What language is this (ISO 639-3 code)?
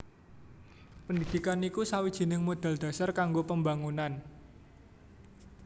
jav